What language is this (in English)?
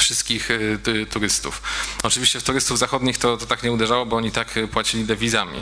Polish